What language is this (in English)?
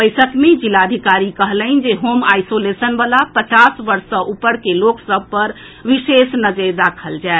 Maithili